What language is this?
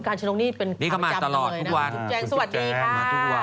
Thai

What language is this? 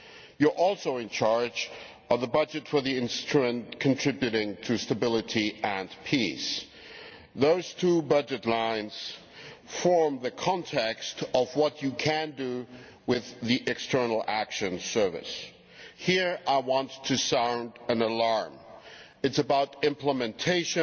English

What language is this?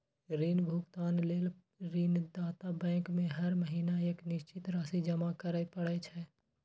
Maithili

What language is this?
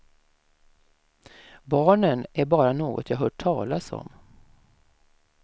Swedish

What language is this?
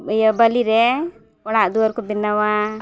Santali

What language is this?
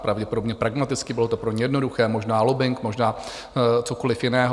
Czech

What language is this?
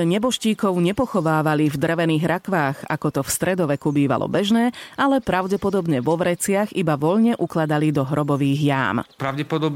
Slovak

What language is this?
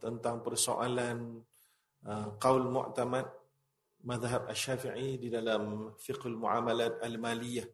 Malay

